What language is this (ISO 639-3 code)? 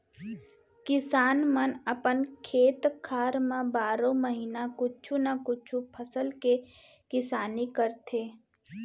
hne